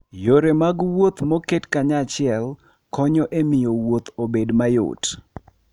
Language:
Luo (Kenya and Tanzania)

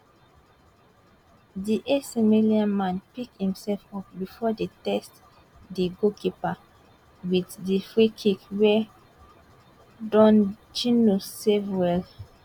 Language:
Nigerian Pidgin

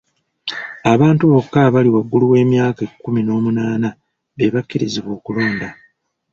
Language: Ganda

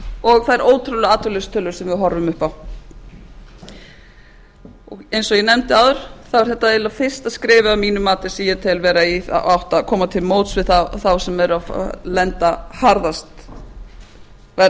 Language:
Icelandic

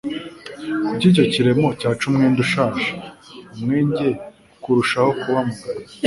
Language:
Kinyarwanda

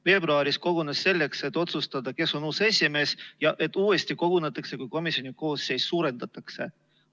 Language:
Estonian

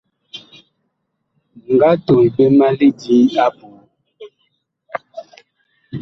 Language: Bakoko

